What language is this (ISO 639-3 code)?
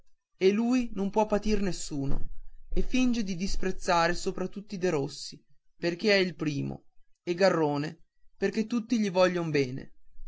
ita